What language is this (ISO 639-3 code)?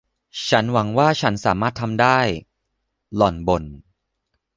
tha